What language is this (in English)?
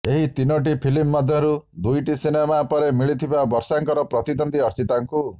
Odia